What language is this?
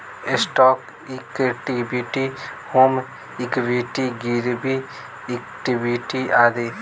Bhojpuri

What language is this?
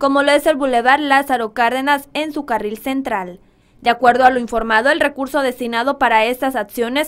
Spanish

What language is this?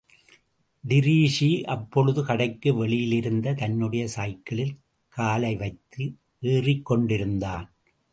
Tamil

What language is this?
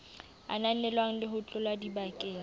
Southern Sotho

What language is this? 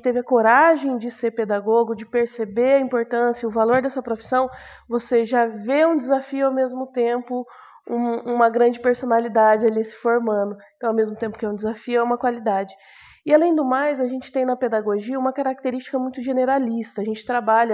Portuguese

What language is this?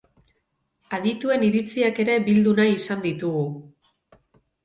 Basque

